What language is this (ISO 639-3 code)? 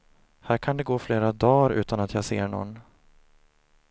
swe